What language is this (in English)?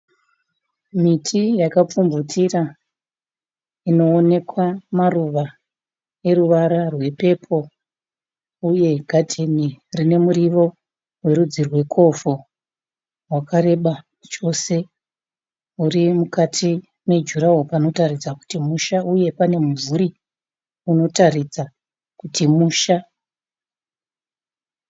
Shona